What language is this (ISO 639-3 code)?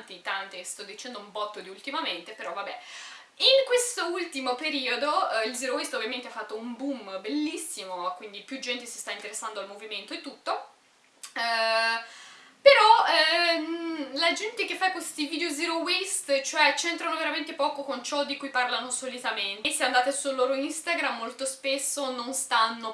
ita